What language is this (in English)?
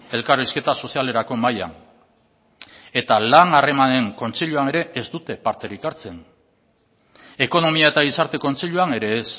Basque